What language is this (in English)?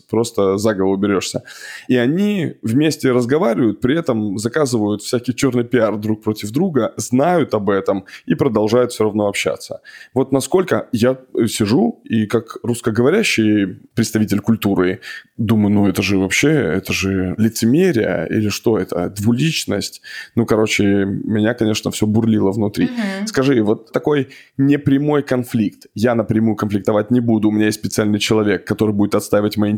Russian